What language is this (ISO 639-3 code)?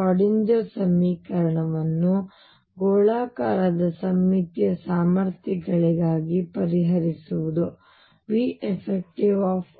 kan